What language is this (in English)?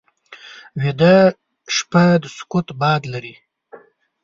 Pashto